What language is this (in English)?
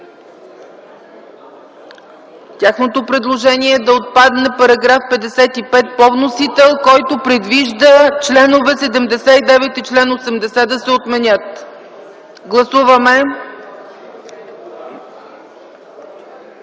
Bulgarian